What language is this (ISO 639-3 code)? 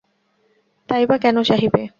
ben